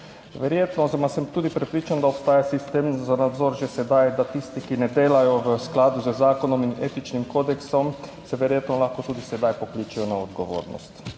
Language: Slovenian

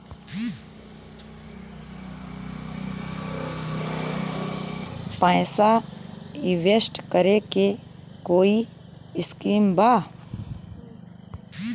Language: Bhojpuri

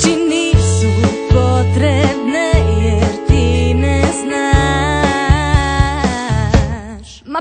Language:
Indonesian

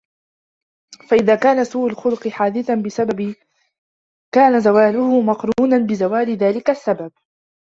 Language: Arabic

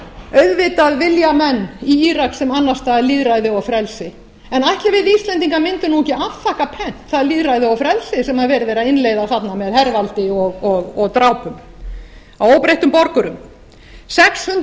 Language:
Icelandic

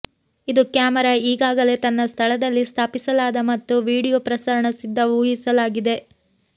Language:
Kannada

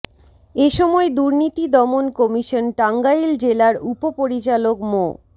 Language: Bangla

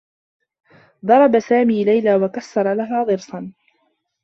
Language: Arabic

